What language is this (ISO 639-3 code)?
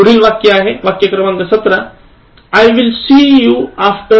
mar